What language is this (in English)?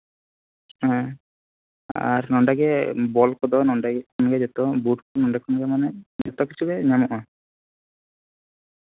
Santali